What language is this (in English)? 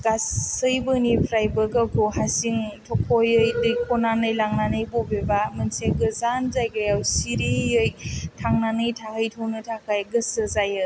Bodo